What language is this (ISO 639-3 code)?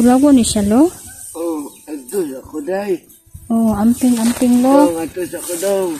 fil